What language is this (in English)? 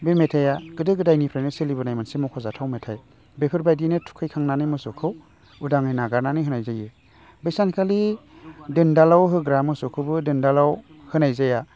Bodo